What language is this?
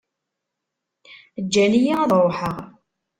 Kabyle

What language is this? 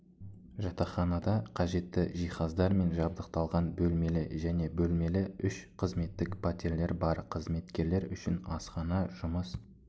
Kazakh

